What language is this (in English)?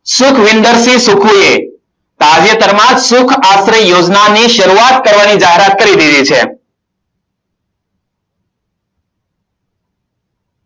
Gujarati